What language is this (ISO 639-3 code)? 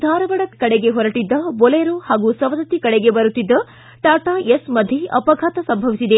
kan